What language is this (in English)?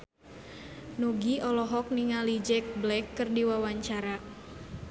Sundanese